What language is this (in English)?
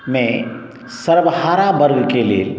Maithili